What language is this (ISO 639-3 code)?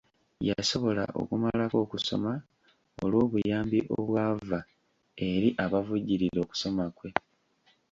lug